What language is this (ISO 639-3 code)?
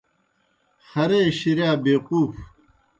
plk